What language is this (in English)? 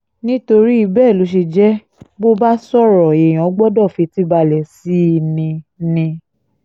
Yoruba